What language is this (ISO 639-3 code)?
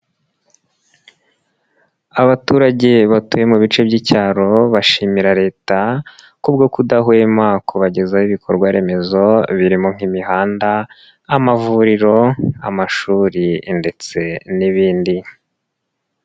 kin